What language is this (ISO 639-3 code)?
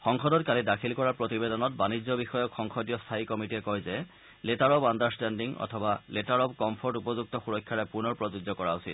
asm